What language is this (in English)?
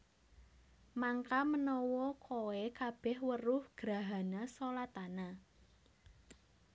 Javanese